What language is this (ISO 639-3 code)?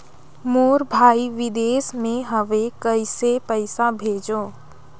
hne